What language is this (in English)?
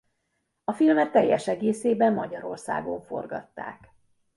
Hungarian